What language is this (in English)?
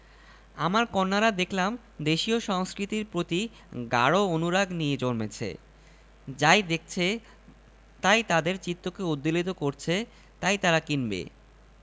Bangla